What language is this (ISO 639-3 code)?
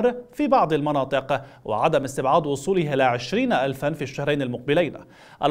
ara